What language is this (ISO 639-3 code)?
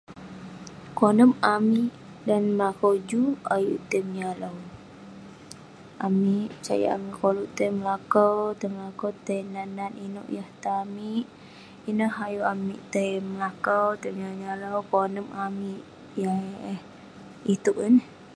pne